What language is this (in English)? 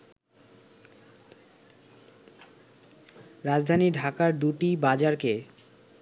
Bangla